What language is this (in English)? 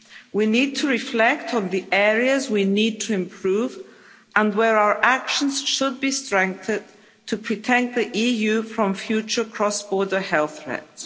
English